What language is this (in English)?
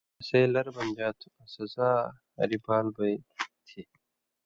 Indus Kohistani